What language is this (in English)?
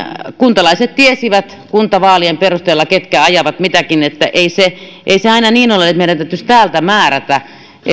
Finnish